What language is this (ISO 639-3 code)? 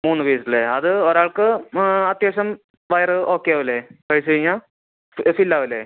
mal